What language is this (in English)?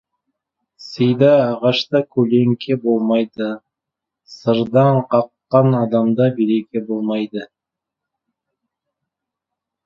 Kazakh